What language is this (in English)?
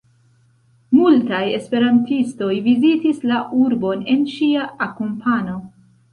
Esperanto